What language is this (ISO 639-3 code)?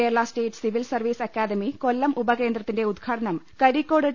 mal